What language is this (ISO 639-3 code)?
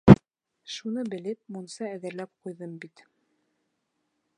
bak